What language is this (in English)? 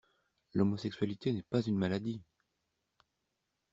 French